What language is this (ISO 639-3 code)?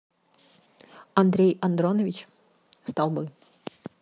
rus